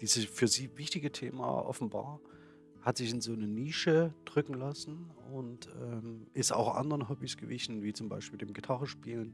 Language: German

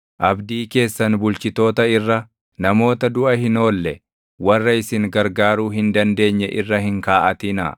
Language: Oromo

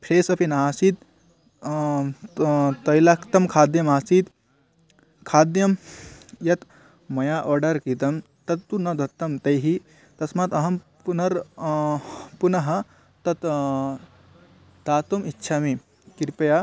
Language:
Sanskrit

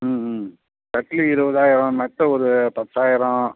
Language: Tamil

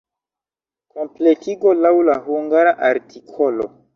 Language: Esperanto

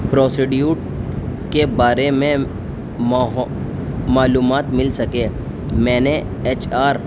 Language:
Urdu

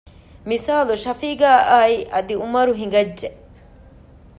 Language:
Divehi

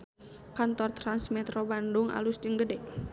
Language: Sundanese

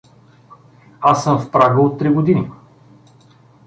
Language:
Bulgarian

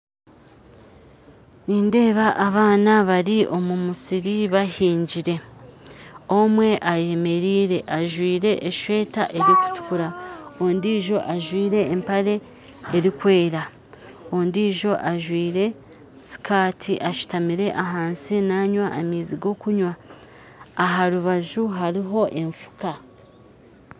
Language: Nyankole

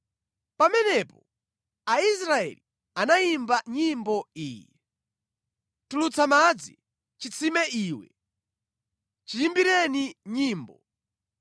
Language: Nyanja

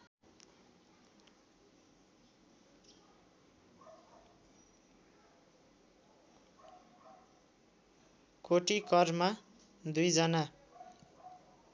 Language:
Nepali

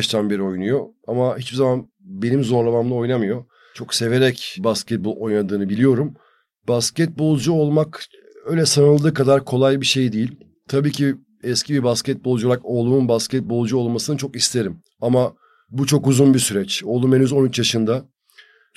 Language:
Turkish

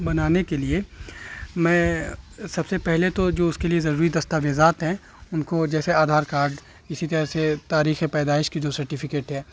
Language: Urdu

